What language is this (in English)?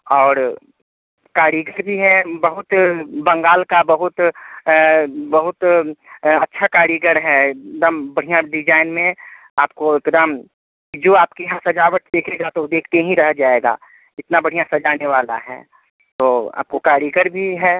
Hindi